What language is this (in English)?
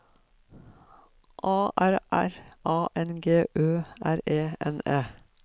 Norwegian